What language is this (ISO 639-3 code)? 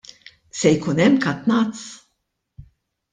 mlt